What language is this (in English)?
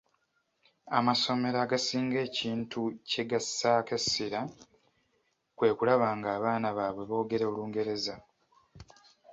Ganda